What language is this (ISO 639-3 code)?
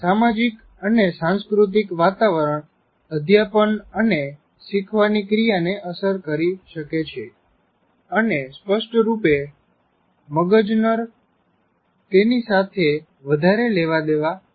guj